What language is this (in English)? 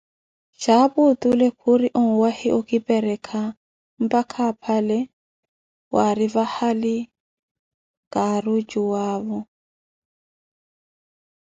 Koti